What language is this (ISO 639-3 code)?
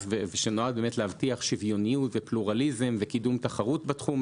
heb